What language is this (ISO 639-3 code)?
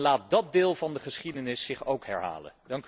nld